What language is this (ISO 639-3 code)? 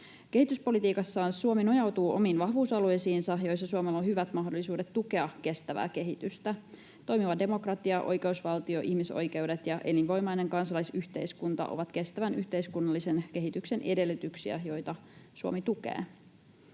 fin